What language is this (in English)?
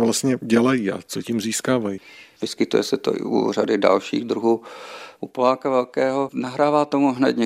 Czech